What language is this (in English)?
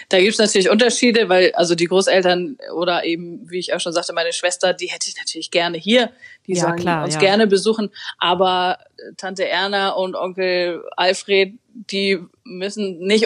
German